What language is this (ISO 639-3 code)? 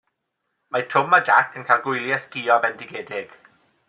cym